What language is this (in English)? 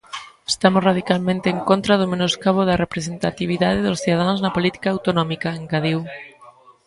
Galician